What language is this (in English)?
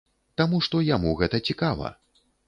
Belarusian